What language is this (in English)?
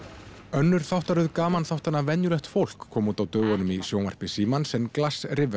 Icelandic